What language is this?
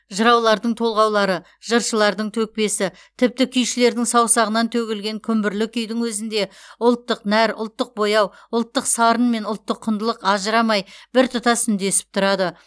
Kazakh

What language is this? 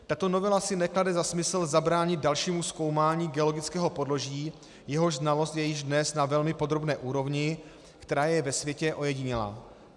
Czech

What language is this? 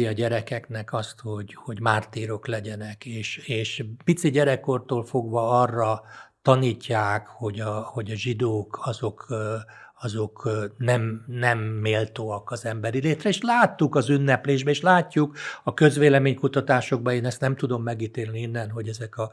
Hungarian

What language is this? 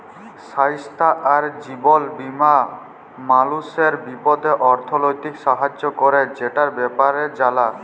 Bangla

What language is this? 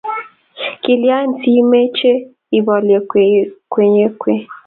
Kalenjin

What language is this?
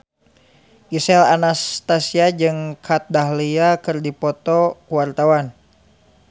Sundanese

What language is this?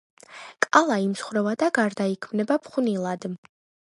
Georgian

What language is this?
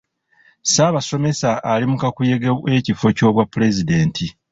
Ganda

